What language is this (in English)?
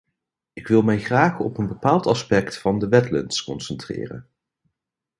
Dutch